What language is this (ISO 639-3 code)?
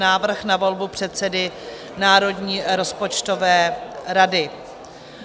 ces